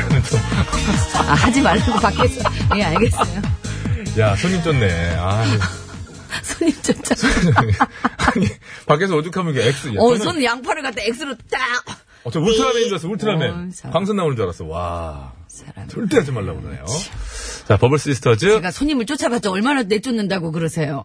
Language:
Korean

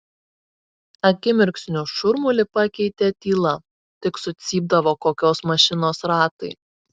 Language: Lithuanian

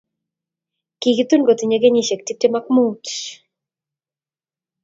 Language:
Kalenjin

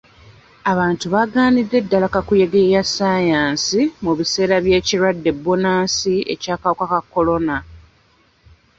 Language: Ganda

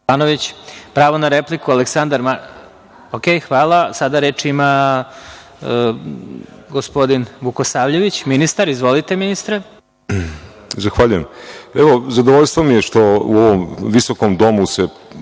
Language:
Serbian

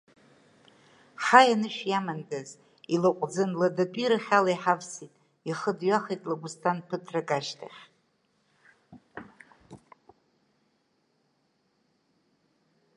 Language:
Abkhazian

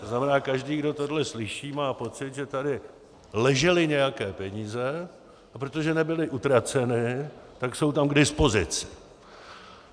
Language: Czech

